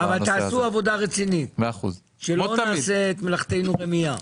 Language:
Hebrew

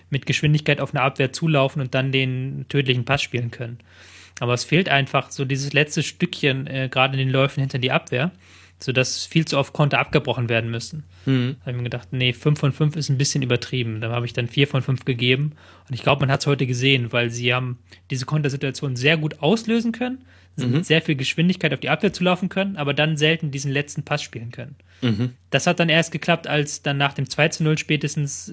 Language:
German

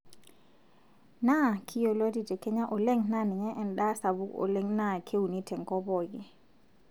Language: Masai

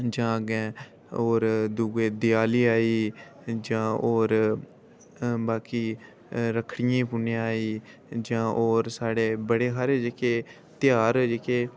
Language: Dogri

